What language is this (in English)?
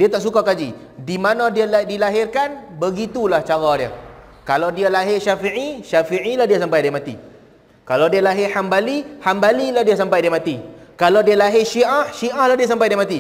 Malay